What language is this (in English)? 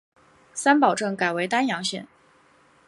Chinese